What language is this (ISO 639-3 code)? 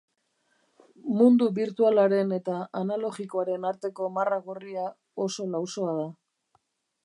eus